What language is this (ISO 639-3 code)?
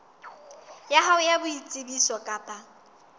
sot